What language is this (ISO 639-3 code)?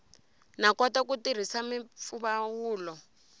tso